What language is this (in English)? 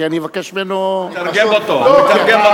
Hebrew